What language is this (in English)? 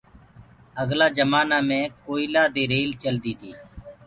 Gurgula